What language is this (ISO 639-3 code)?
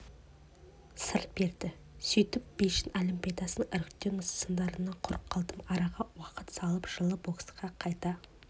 kaz